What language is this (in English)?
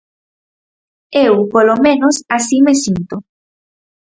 Galician